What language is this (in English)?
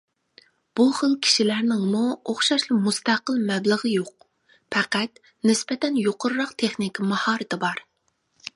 Uyghur